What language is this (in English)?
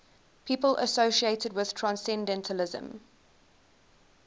English